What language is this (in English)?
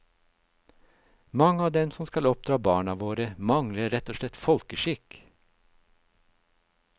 Norwegian